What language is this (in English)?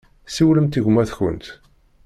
Kabyle